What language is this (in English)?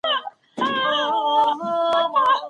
Pashto